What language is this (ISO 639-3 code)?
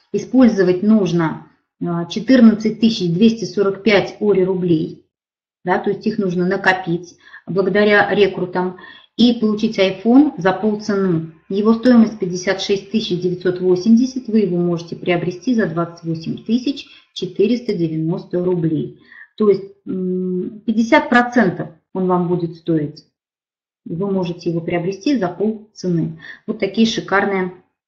rus